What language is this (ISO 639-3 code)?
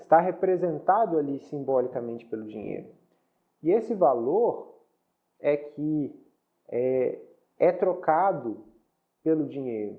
por